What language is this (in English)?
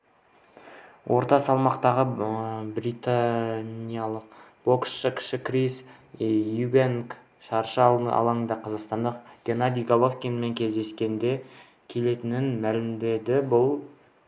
Kazakh